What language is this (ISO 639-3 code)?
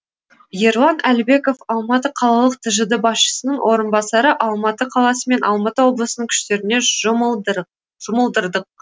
kaz